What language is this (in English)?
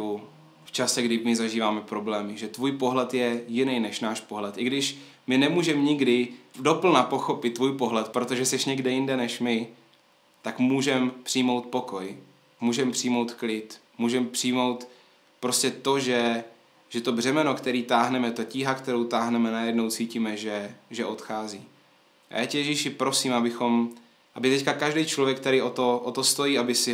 Czech